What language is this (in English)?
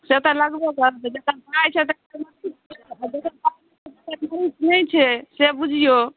Maithili